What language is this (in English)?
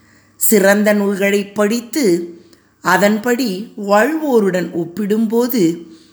Tamil